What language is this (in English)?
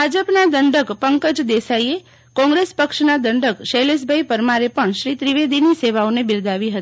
Gujarati